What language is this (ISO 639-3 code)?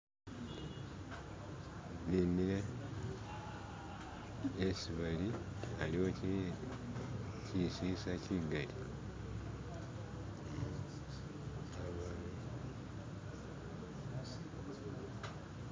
myx